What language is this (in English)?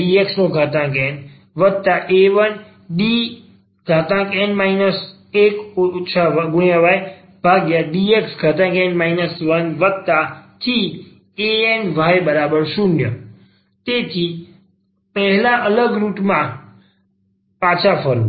Gujarati